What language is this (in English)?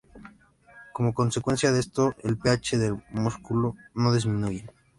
Spanish